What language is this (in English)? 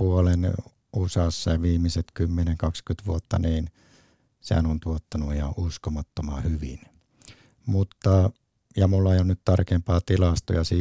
Finnish